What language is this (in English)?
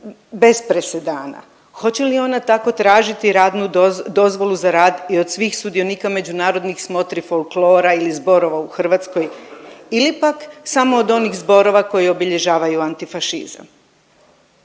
Croatian